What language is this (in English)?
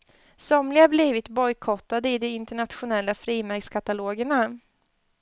Swedish